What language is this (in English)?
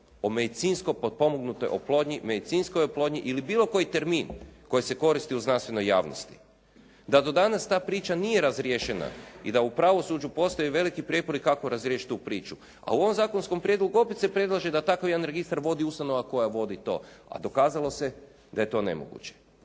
Croatian